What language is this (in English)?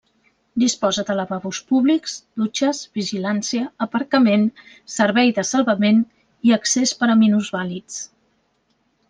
Catalan